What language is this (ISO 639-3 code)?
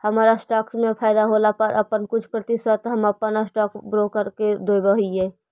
mag